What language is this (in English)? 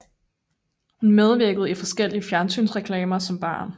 Danish